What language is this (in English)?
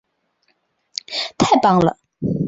Chinese